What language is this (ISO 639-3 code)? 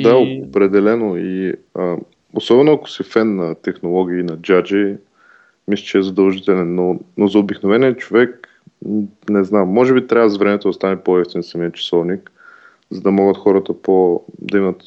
bul